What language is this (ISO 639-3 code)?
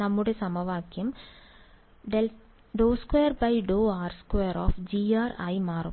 mal